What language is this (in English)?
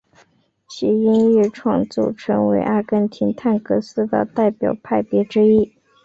Chinese